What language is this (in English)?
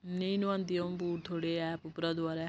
Dogri